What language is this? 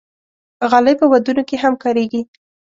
Pashto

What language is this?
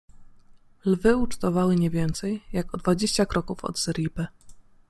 Polish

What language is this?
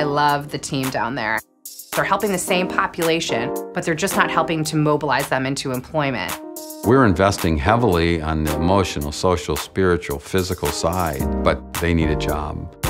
English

